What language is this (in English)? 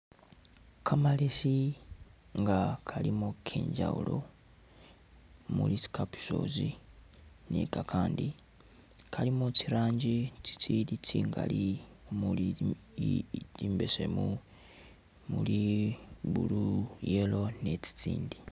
Masaaba